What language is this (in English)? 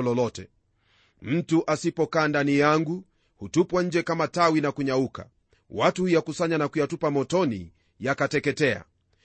Swahili